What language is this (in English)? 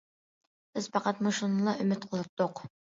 Uyghur